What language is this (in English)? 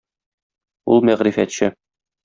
Tatar